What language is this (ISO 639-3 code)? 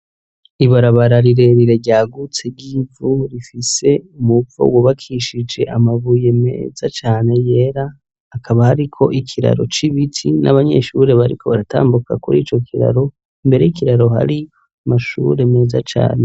run